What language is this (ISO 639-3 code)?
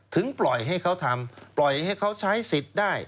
tha